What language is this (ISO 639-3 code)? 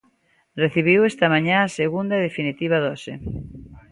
glg